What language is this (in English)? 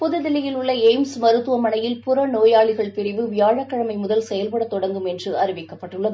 Tamil